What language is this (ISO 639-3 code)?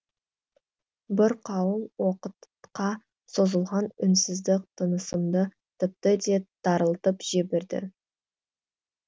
kaz